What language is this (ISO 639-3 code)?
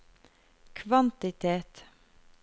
nor